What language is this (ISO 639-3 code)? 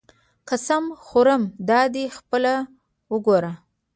pus